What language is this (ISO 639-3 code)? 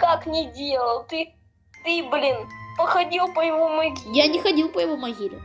rus